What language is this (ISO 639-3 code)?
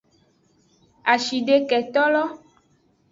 ajg